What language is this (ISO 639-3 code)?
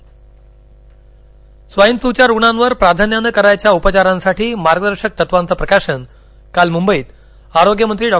mar